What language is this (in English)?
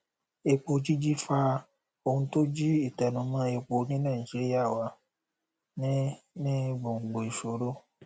Yoruba